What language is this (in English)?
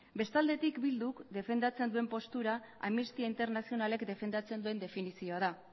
Basque